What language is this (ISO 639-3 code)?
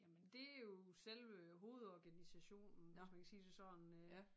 dan